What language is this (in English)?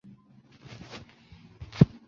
Chinese